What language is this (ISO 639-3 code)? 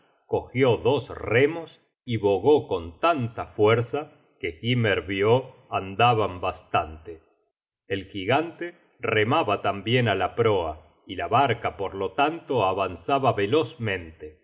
spa